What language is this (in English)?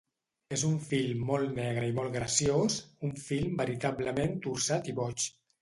Catalan